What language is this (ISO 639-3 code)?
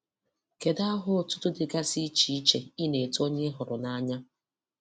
ibo